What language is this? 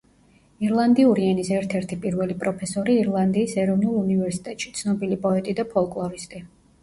Georgian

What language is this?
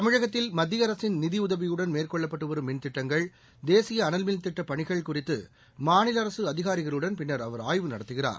Tamil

